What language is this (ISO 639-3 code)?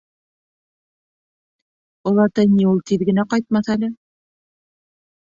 bak